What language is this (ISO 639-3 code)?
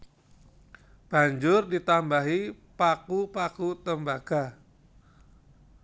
jav